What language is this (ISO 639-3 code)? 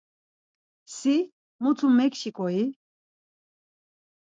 lzz